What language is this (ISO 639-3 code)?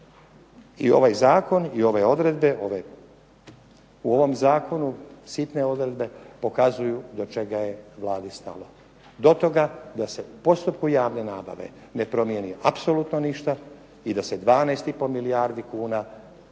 hrv